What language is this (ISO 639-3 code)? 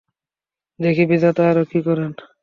ben